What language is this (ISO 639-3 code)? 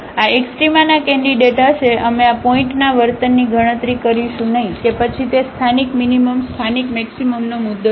guj